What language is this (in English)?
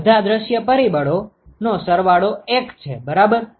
Gujarati